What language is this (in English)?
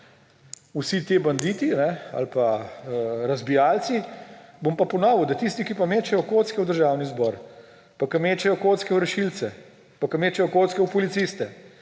Slovenian